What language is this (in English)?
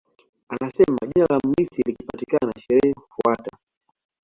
Swahili